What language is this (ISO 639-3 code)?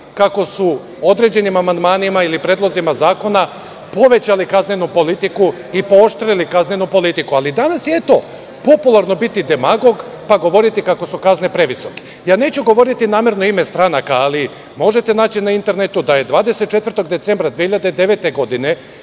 srp